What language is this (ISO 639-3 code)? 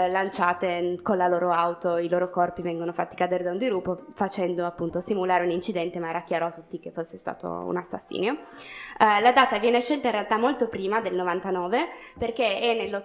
ita